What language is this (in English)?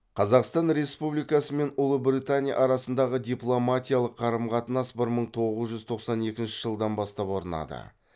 Kazakh